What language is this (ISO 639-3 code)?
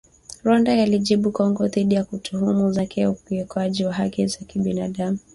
swa